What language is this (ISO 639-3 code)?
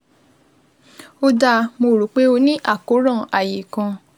yor